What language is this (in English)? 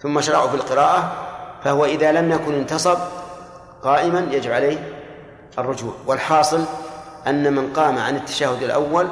Arabic